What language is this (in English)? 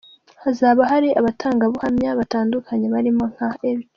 Kinyarwanda